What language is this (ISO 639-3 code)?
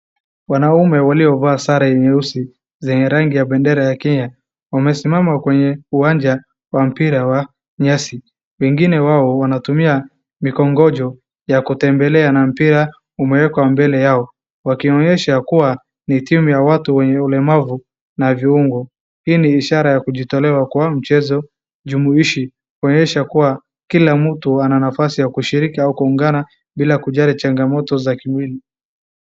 swa